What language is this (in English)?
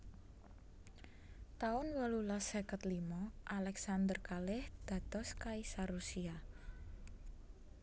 Javanese